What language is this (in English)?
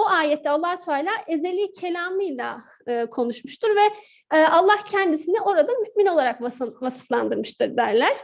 Turkish